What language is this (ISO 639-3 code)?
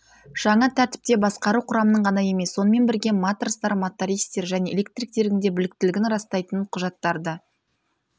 kaz